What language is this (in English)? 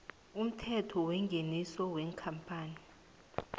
South Ndebele